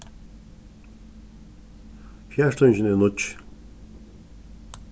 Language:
Faroese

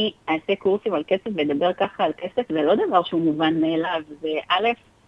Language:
Hebrew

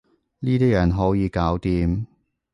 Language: Cantonese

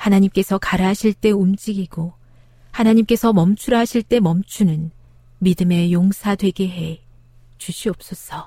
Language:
Korean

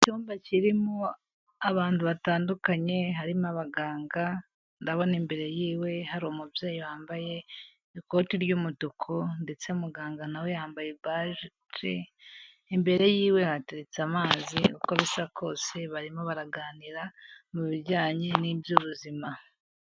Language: Kinyarwanda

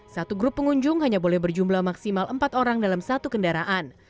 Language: Indonesian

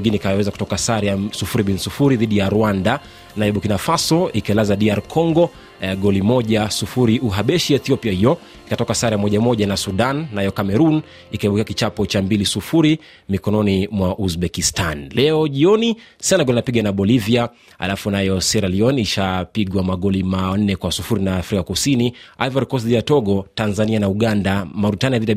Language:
Swahili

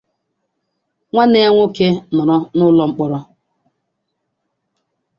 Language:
Igbo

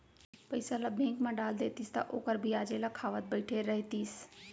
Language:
Chhattisgarhi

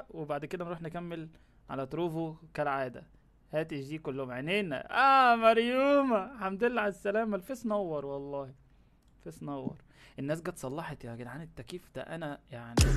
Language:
Arabic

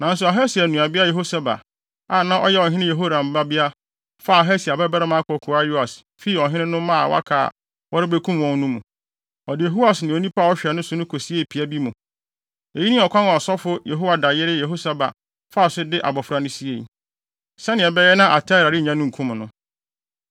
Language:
Akan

